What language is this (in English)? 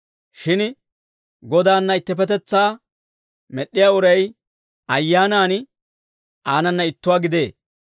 Dawro